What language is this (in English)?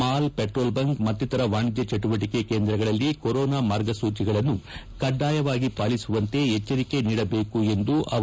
Kannada